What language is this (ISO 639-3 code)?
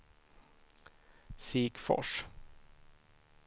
swe